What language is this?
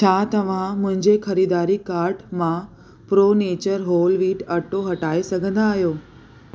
Sindhi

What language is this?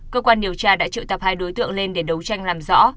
Vietnamese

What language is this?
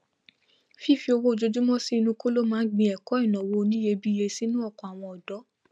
Yoruba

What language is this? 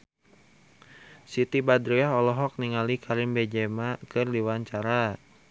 Sundanese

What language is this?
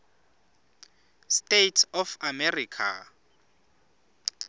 Swati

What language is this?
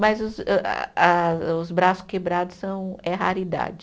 Portuguese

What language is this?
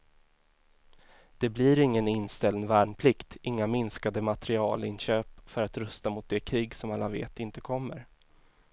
Swedish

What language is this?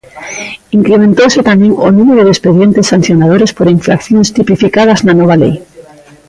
Galician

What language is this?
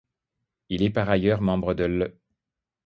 French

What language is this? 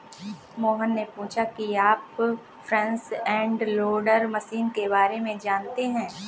Hindi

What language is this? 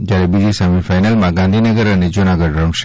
Gujarati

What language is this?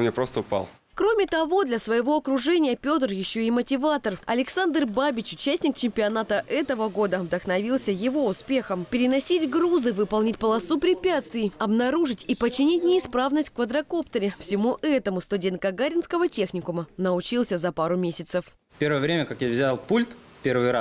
Russian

